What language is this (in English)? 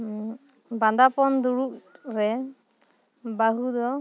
Santali